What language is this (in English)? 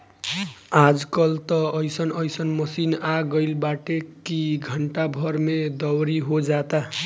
Bhojpuri